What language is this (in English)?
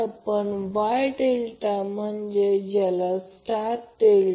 Marathi